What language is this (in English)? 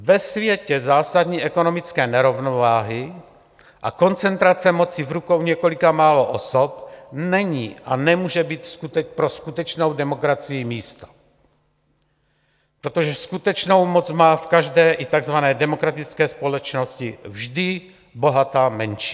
Czech